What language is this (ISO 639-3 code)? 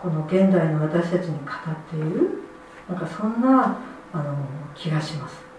jpn